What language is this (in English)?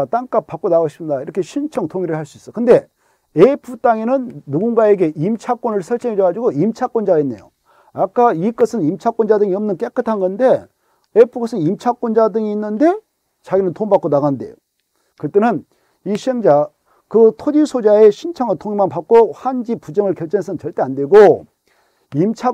Korean